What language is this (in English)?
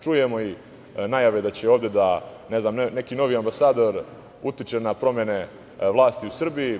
Serbian